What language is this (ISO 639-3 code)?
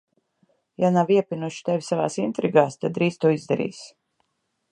lav